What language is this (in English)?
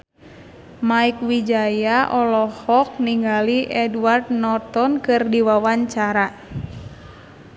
Sundanese